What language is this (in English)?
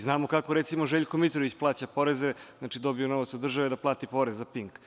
Serbian